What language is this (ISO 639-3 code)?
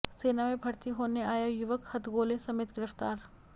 hin